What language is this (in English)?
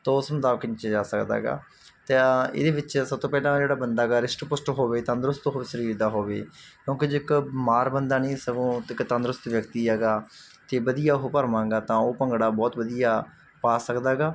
Punjabi